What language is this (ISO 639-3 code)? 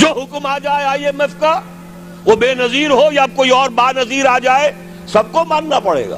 urd